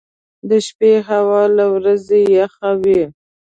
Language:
Pashto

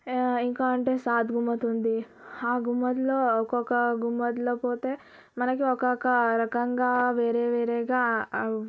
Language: Telugu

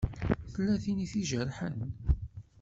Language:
Kabyle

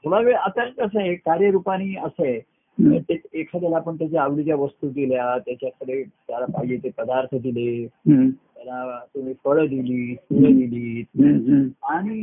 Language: Marathi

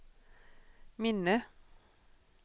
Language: Swedish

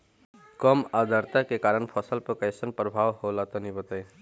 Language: Bhojpuri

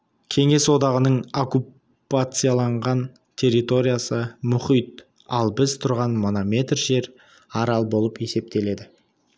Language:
Kazakh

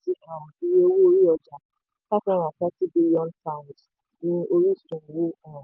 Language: Yoruba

